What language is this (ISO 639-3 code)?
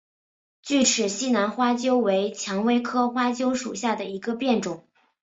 zho